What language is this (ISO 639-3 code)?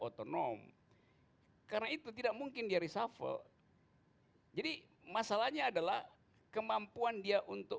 ind